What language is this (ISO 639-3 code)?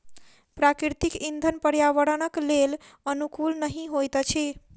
mai